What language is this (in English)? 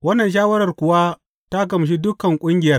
Hausa